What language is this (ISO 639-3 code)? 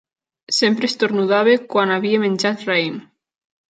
cat